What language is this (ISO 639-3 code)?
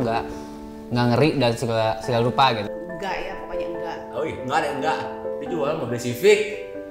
ind